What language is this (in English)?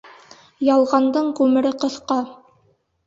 Bashkir